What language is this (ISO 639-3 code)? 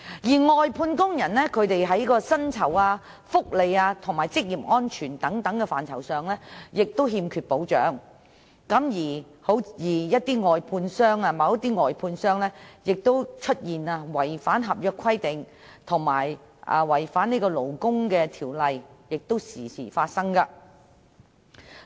yue